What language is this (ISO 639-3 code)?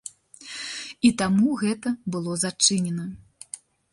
bel